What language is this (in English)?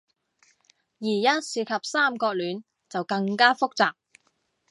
Cantonese